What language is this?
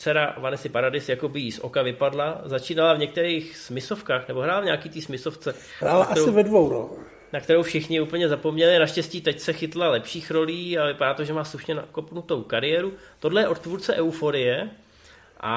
Czech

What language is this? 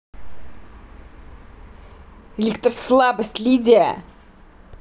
Russian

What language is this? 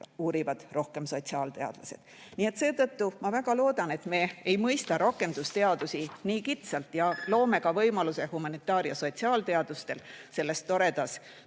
Estonian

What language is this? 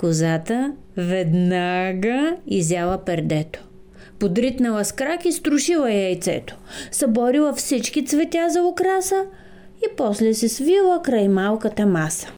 Bulgarian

